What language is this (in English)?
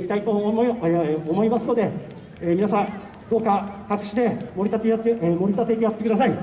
Japanese